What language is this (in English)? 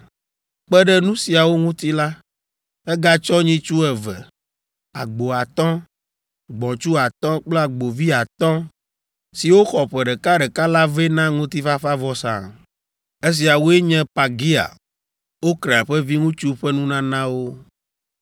Ewe